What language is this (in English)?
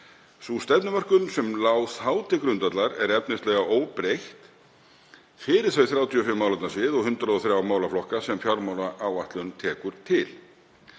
Icelandic